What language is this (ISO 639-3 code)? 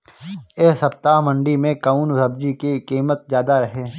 bho